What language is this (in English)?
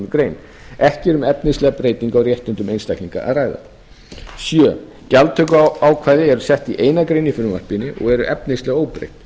Icelandic